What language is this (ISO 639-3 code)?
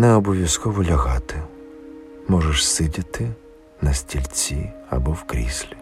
ukr